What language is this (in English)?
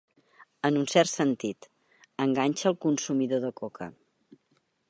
Catalan